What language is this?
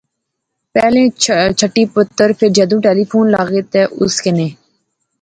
Pahari-Potwari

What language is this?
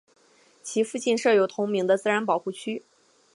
Chinese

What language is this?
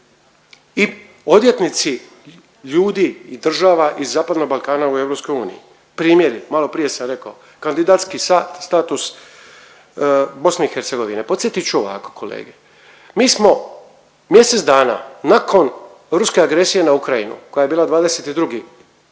Croatian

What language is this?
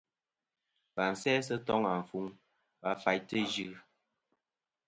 Kom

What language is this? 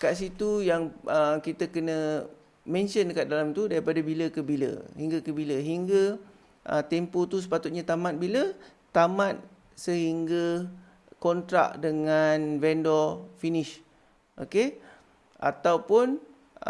Malay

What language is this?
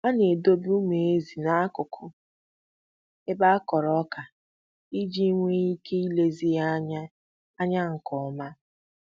Igbo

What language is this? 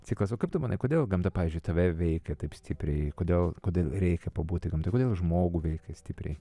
Lithuanian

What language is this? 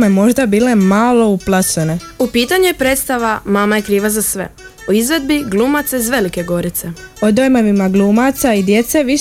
Croatian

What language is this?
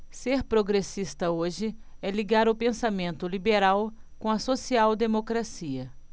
Portuguese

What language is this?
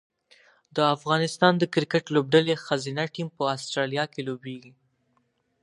Pashto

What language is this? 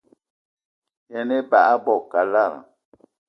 Eton (Cameroon)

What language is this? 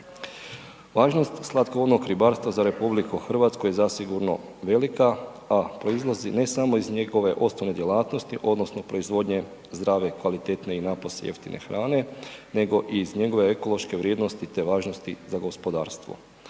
Croatian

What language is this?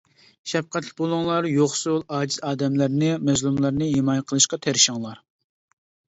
Uyghur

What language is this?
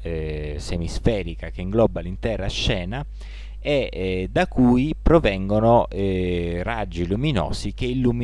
Italian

